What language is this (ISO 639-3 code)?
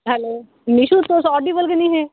doi